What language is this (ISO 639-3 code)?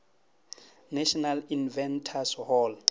nso